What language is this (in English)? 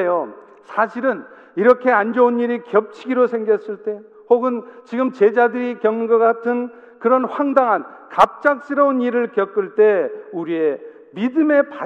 Korean